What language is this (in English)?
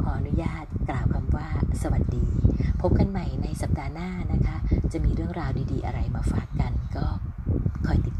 Thai